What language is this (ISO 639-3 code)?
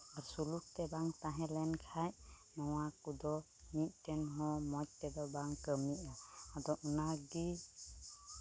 sat